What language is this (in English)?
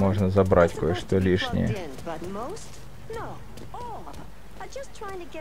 Russian